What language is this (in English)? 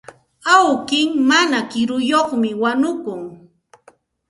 Santa Ana de Tusi Pasco Quechua